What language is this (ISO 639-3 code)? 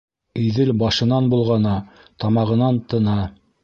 bak